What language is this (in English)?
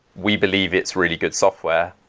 English